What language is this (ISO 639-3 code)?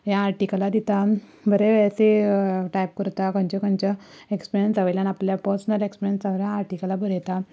kok